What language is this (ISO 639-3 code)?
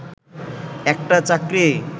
ben